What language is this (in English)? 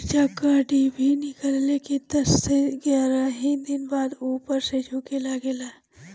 Bhojpuri